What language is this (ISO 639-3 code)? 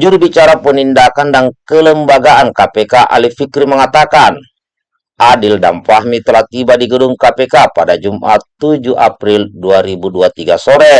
ind